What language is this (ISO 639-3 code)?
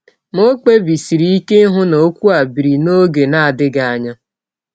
ibo